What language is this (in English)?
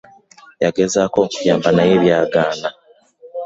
Ganda